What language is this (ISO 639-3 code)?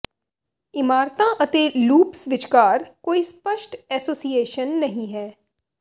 pan